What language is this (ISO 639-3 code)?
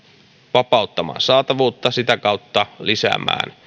fin